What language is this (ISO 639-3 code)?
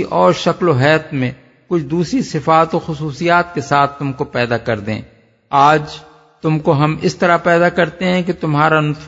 urd